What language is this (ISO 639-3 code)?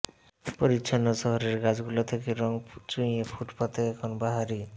ben